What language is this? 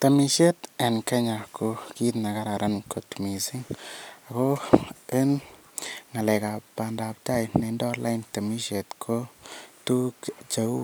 Kalenjin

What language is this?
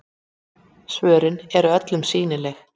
Icelandic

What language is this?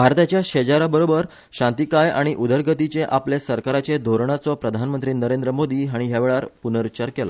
Konkani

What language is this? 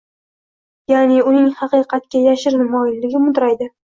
Uzbek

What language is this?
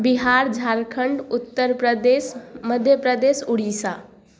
Maithili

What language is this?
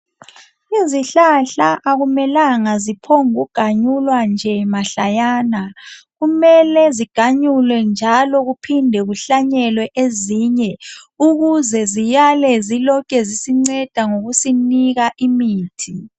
North Ndebele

